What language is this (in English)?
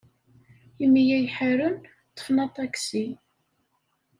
Kabyle